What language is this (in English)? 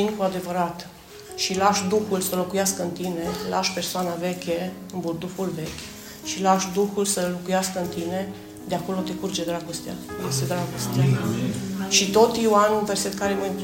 Romanian